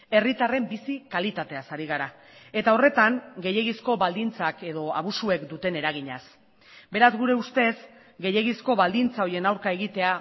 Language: Basque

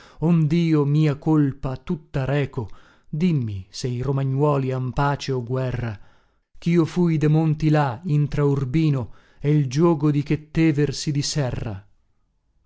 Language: Italian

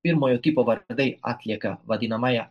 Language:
Lithuanian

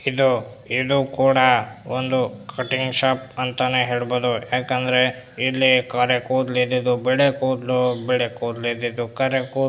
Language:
Kannada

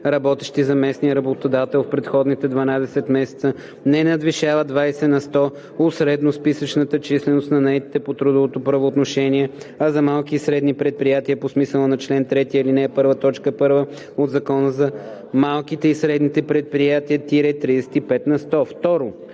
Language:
Bulgarian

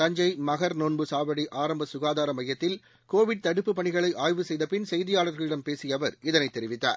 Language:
Tamil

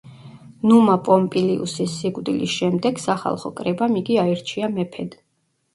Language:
Georgian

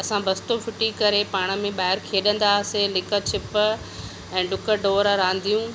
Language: Sindhi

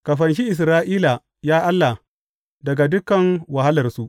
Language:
Hausa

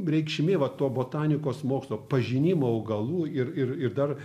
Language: Lithuanian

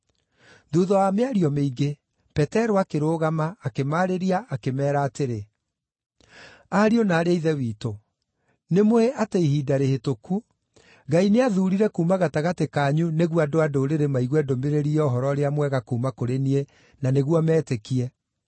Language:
Kikuyu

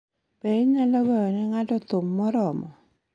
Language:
Luo (Kenya and Tanzania)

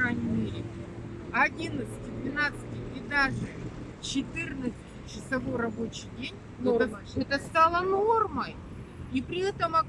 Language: Russian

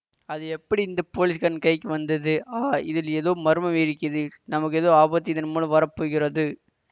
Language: Tamil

